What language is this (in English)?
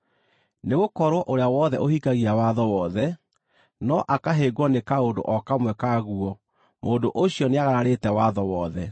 Kikuyu